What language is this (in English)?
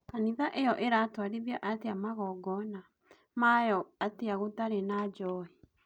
Kikuyu